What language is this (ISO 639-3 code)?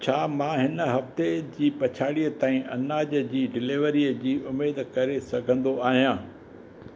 snd